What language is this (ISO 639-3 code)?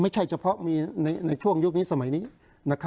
tha